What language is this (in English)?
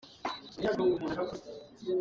Hakha Chin